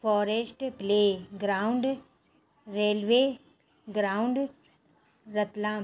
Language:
Sindhi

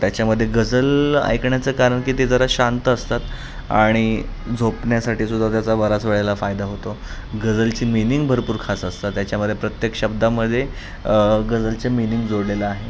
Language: Marathi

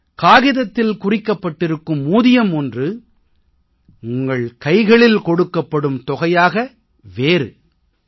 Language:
Tamil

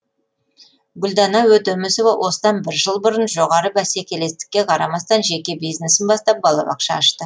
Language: Kazakh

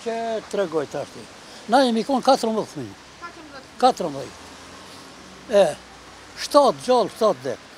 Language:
Romanian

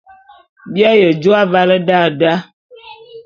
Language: Bulu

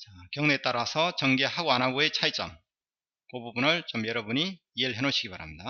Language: Korean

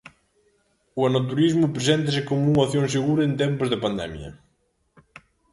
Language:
Galician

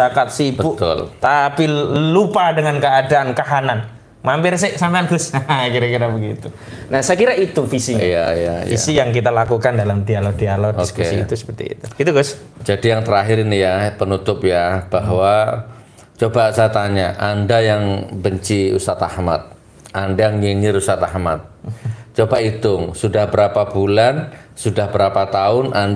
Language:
Indonesian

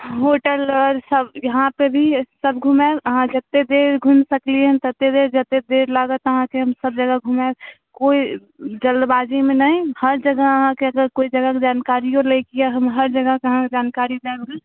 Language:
Maithili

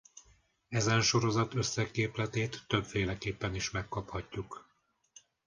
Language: Hungarian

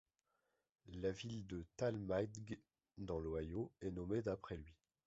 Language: French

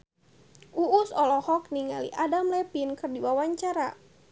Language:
Sundanese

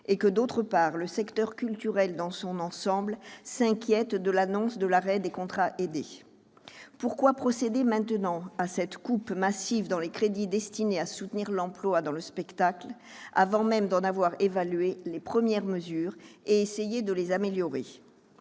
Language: French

